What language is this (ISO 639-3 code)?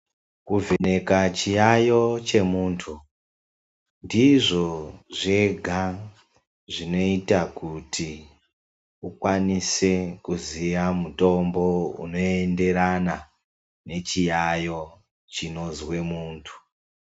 ndc